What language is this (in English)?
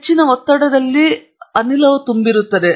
Kannada